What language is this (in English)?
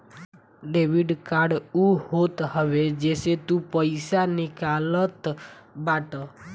Bhojpuri